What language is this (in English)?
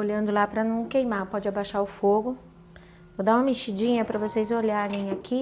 Portuguese